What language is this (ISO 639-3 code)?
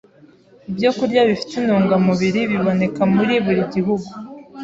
kin